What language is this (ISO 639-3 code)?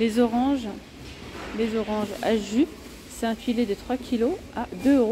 fra